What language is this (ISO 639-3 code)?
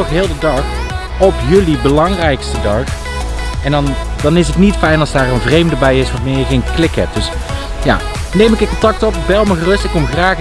nld